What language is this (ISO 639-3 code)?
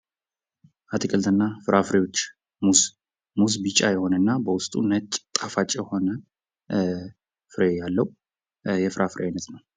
amh